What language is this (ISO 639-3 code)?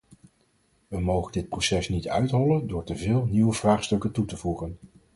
nld